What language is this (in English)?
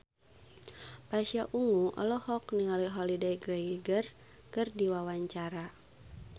Sundanese